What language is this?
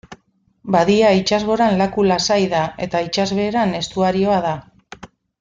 Basque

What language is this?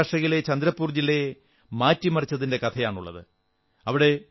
Malayalam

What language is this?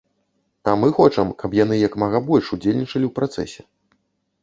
Belarusian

